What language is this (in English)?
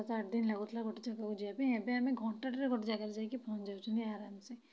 Odia